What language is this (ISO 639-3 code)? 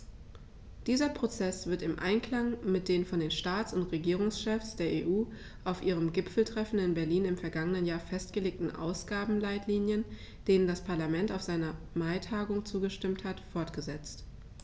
deu